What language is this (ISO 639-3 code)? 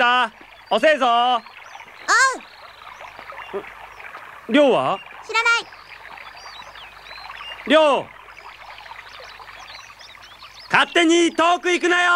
jpn